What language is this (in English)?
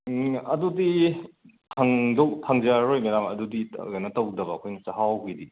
Manipuri